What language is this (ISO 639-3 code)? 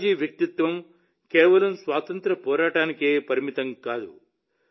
tel